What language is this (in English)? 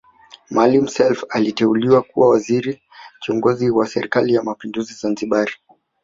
Swahili